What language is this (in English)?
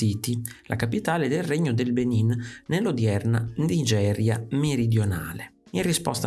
Italian